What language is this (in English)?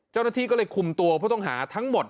Thai